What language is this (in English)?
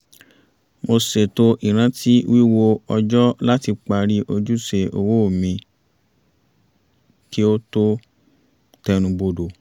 Yoruba